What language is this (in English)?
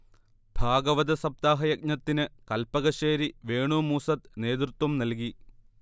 Malayalam